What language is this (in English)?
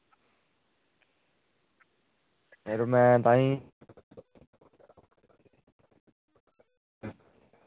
Dogri